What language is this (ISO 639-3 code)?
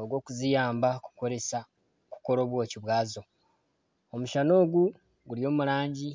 nyn